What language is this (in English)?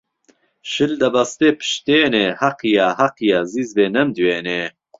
Central Kurdish